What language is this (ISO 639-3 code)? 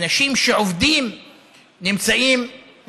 heb